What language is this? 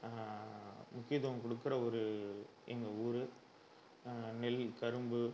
Tamil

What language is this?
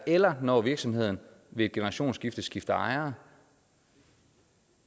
Danish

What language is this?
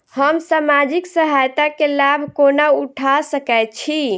Maithili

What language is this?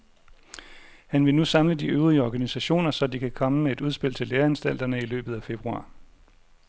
Danish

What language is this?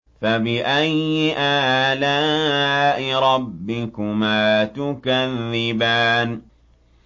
Arabic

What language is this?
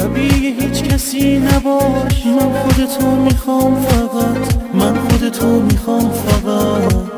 Persian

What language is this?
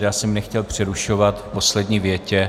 Czech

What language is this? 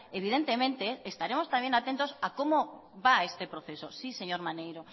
Spanish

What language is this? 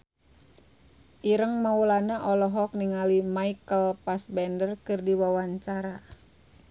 Sundanese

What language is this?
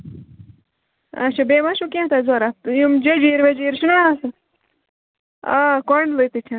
Kashmiri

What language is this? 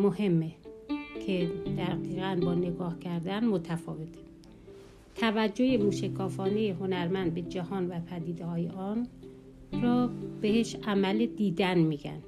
Persian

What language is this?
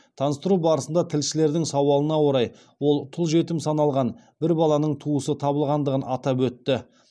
Kazakh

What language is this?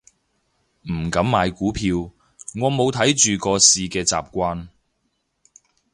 Cantonese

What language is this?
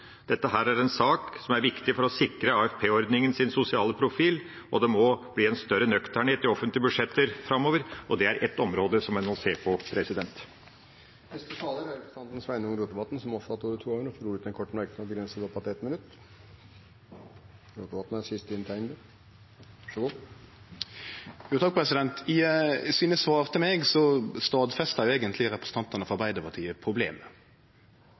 Norwegian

